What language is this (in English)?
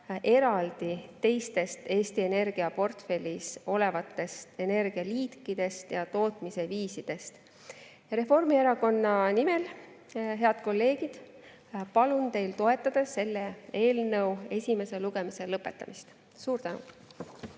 Estonian